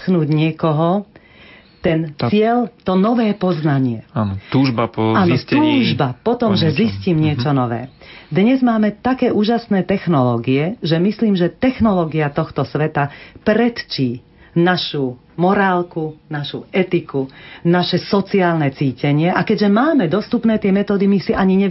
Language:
Slovak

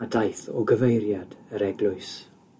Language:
Welsh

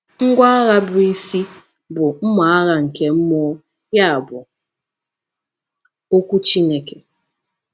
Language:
Igbo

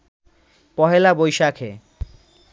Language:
Bangla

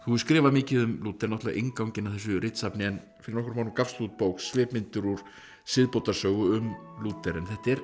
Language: Icelandic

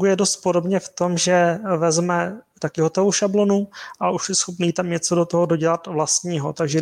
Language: Czech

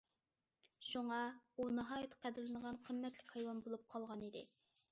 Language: Uyghur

